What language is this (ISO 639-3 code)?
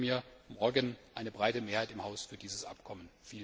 deu